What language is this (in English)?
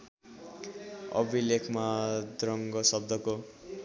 Nepali